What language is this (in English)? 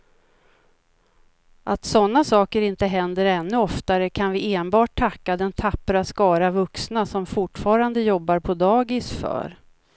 Swedish